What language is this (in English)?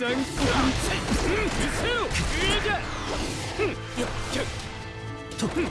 Japanese